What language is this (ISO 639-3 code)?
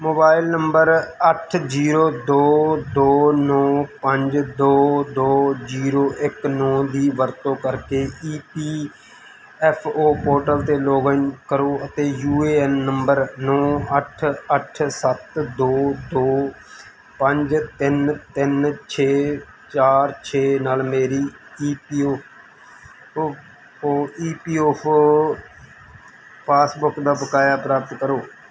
pan